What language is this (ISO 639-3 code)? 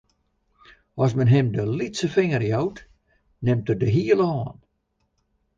fry